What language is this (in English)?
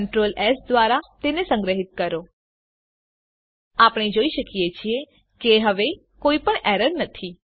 Gujarati